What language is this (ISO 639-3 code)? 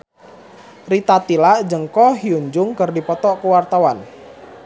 sun